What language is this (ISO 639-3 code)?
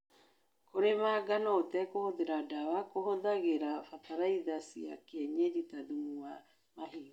kik